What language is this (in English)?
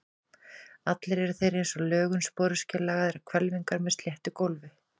Icelandic